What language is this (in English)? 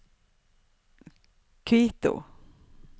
Norwegian